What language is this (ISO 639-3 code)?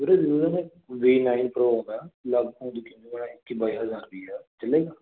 pan